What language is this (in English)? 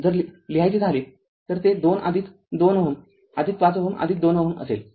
Marathi